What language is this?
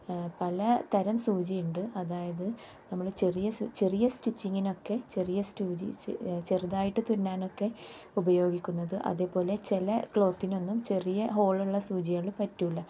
Malayalam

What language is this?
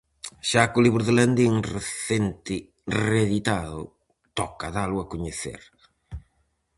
Galician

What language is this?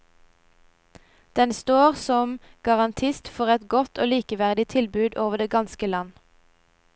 Norwegian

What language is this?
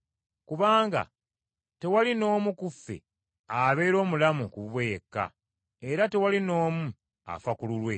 Ganda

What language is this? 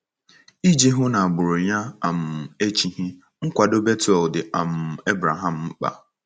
Igbo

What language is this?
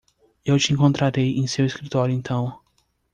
Portuguese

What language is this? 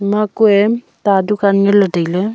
Wancho Naga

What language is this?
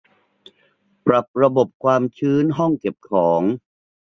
Thai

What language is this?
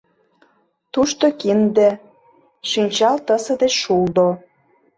Mari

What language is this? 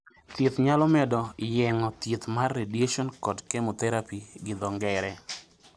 Luo (Kenya and Tanzania)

